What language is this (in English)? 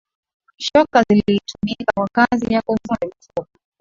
Swahili